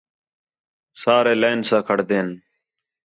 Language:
Khetrani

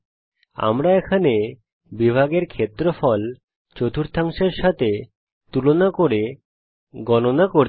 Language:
Bangla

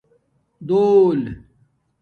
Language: Domaaki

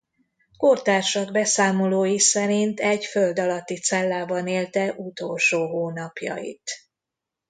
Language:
Hungarian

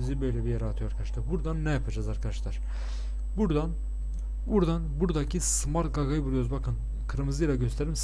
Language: Turkish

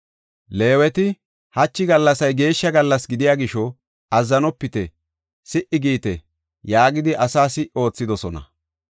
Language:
Gofa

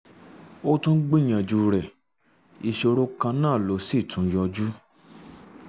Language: Yoruba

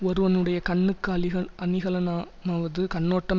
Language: Tamil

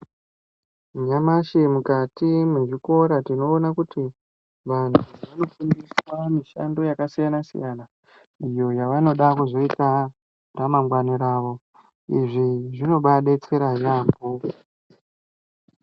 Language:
Ndau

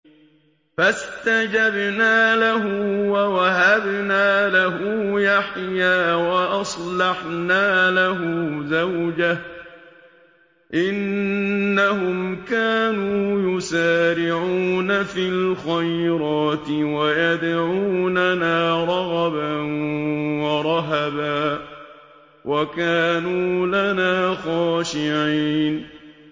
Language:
Arabic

